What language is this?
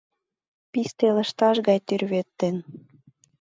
Mari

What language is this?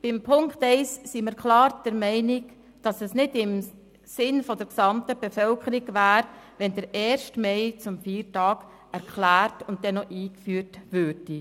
Swiss German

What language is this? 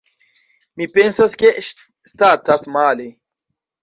Esperanto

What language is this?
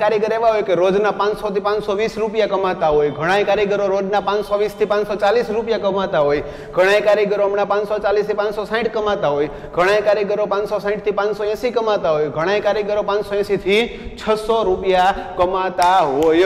Hindi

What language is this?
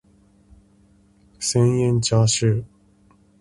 Japanese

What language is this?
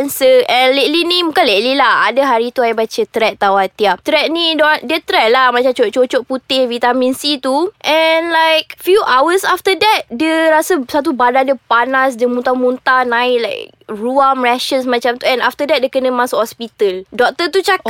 Malay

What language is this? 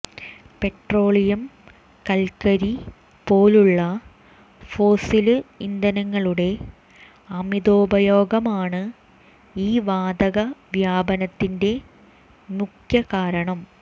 Malayalam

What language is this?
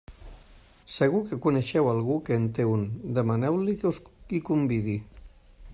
Catalan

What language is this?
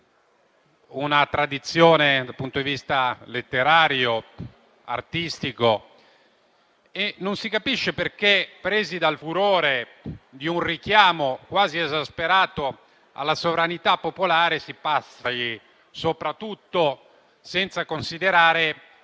Italian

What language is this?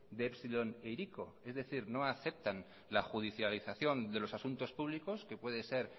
Spanish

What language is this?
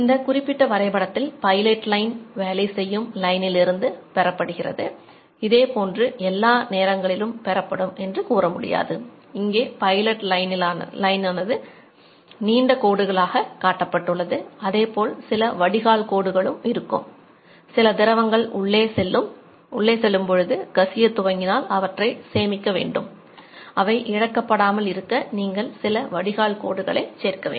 Tamil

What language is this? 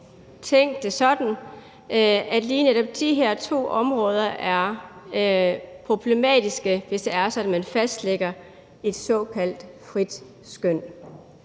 Danish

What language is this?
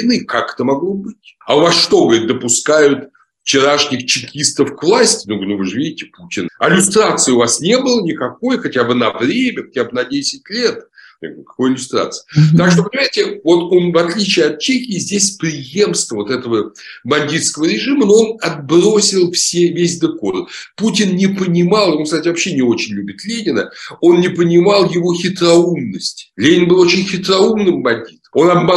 Russian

